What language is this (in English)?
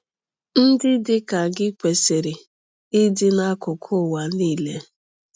Igbo